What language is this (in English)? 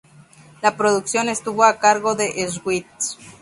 Spanish